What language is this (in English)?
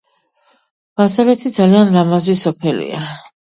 Georgian